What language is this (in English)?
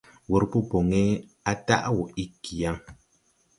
Tupuri